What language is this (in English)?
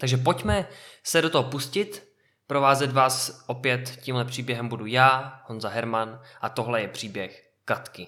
Czech